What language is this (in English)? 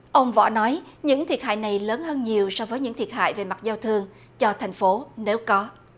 Vietnamese